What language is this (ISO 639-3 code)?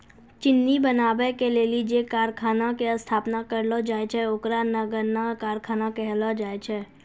mai